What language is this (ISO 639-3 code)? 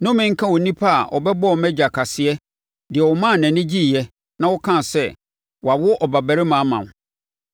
aka